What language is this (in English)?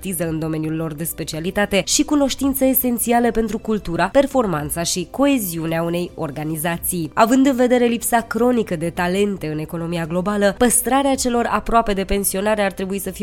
Romanian